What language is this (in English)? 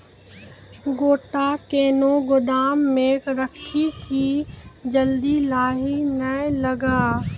Maithili